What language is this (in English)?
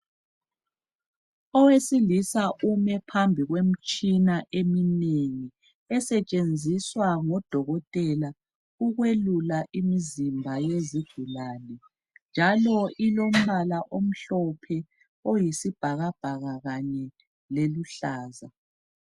North Ndebele